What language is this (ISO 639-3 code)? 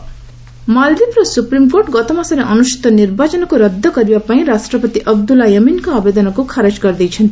ori